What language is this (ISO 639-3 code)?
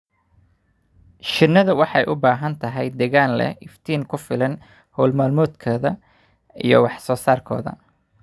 som